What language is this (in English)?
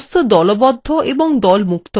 Bangla